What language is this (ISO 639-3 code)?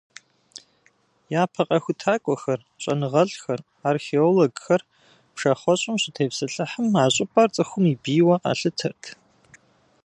kbd